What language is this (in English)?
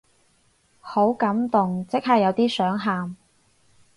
Cantonese